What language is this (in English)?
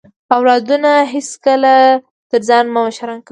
Pashto